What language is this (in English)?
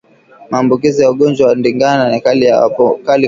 Swahili